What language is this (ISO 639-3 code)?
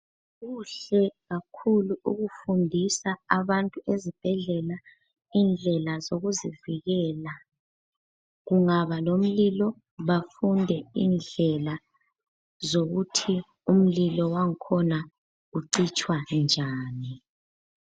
nde